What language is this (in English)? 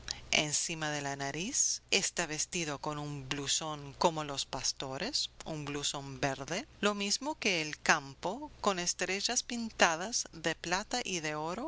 Spanish